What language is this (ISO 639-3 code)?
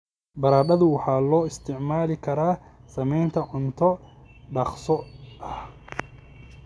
som